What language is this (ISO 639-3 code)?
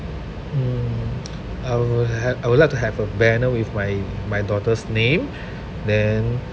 eng